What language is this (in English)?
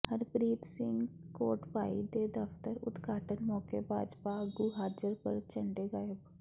Punjabi